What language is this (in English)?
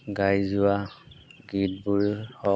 Assamese